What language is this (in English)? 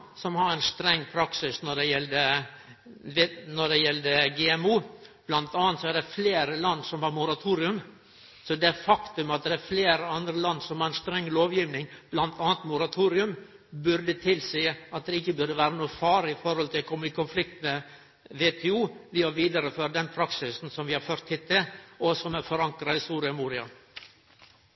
Norwegian Nynorsk